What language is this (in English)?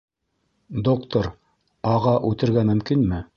Bashkir